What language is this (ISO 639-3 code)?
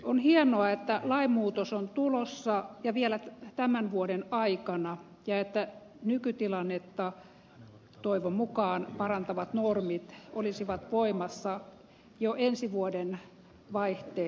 fin